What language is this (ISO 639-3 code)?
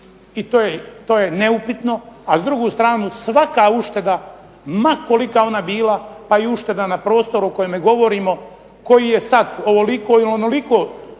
hrv